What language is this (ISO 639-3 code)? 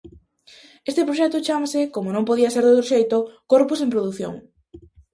glg